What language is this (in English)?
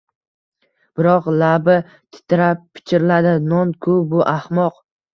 Uzbek